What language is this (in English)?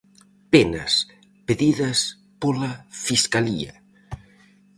Galician